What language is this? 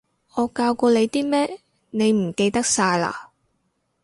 Cantonese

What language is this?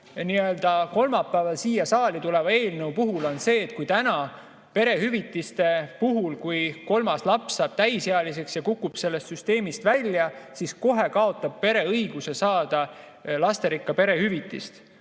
Estonian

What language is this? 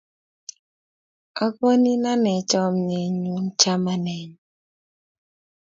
Kalenjin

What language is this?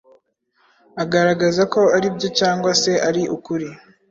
Kinyarwanda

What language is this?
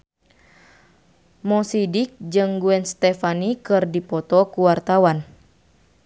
Sundanese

